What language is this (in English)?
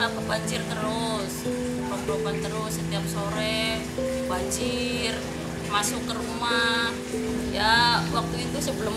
Indonesian